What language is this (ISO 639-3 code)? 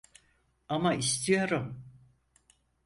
tur